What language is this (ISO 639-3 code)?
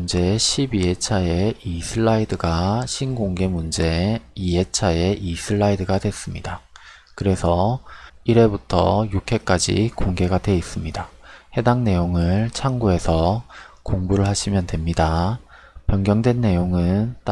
kor